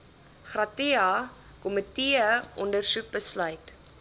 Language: Afrikaans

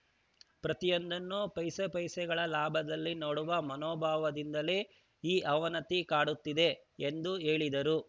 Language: Kannada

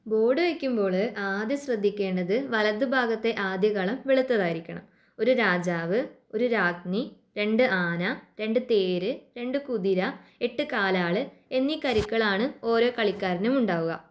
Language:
Malayalam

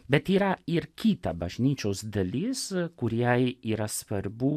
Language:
Lithuanian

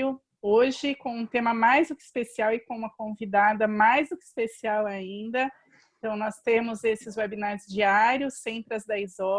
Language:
Portuguese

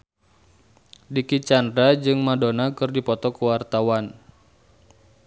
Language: Sundanese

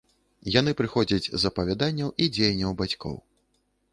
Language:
Belarusian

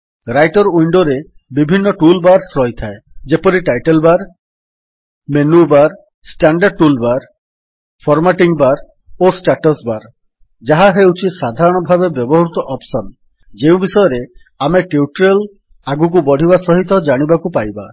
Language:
Odia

